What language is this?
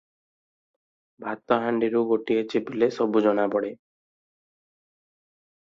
Odia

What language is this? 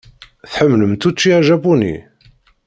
Kabyle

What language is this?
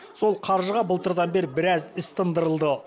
Kazakh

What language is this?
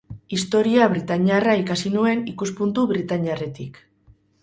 Basque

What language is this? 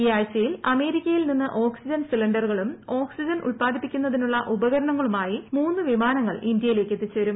Malayalam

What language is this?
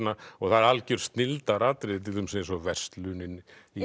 Icelandic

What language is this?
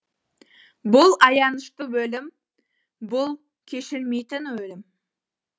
Kazakh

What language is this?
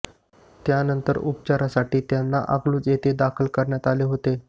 Marathi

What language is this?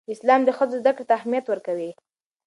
Pashto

